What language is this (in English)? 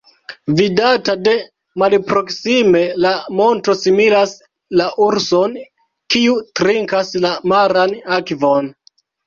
Esperanto